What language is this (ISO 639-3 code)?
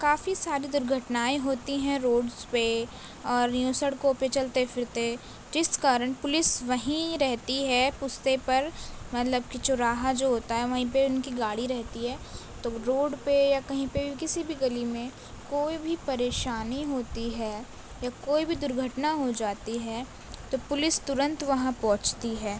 urd